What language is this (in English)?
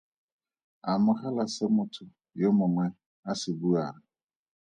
Tswana